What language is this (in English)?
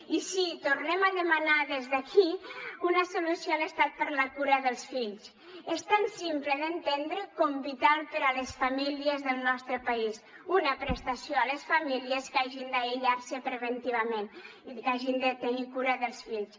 Catalan